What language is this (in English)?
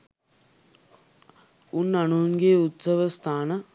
Sinhala